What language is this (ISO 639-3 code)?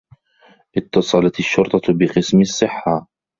ara